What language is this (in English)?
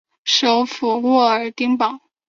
Chinese